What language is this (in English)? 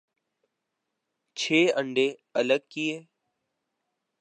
Urdu